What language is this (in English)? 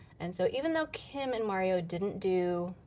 English